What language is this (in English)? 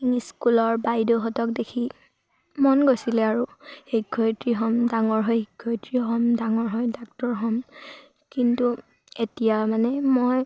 Assamese